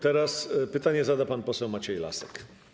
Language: Polish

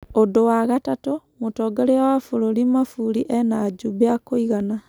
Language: Kikuyu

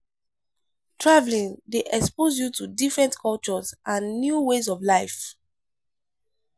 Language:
Nigerian Pidgin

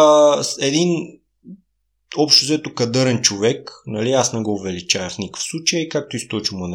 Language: Bulgarian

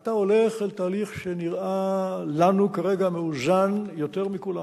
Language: Hebrew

